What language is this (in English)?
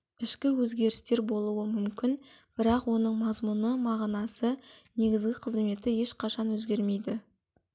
Kazakh